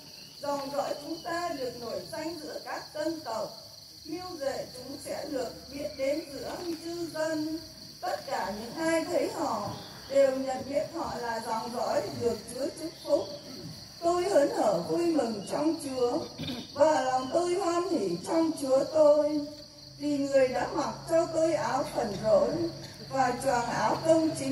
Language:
Vietnamese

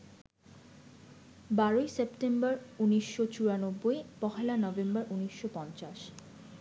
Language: Bangla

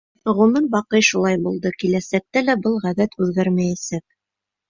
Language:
Bashkir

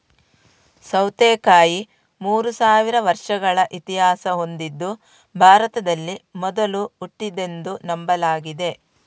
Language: Kannada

